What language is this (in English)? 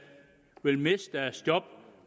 Danish